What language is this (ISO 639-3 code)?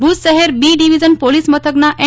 guj